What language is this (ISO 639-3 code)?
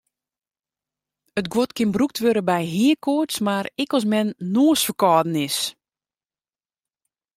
fry